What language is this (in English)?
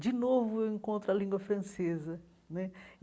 Portuguese